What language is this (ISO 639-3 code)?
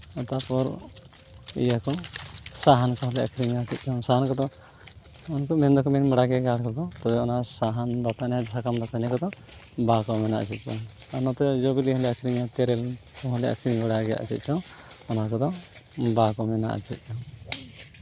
sat